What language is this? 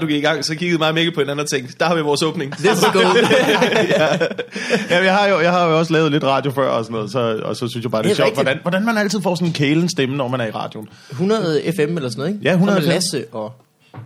Danish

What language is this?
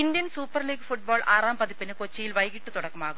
Malayalam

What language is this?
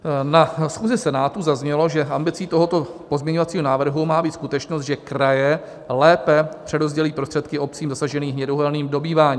Czech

